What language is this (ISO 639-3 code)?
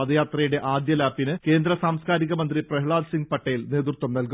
mal